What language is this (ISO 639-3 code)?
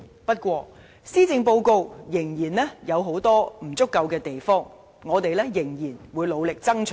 yue